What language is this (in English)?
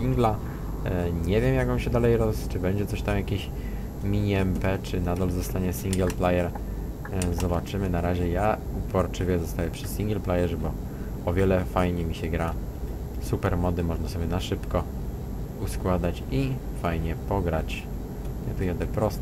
Polish